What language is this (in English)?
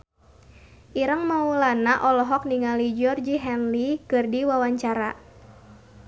Sundanese